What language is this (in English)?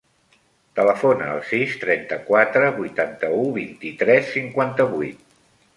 Catalan